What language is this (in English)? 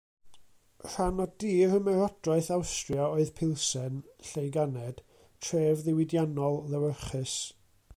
Welsh